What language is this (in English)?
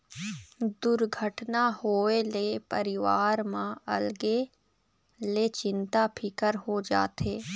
Chhattisgarhi